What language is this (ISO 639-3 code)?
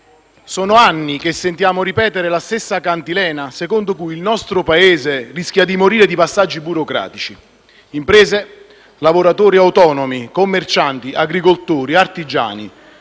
ita